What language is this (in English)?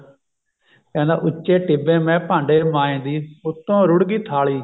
Punjabi